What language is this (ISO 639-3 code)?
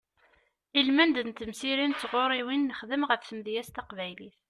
kab